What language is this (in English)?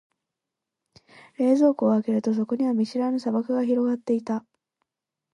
Japanese